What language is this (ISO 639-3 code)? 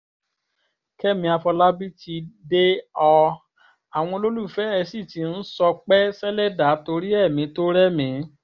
yor